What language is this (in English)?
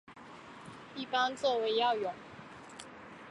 Chinese